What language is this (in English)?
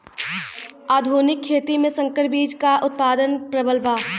Bhojpuri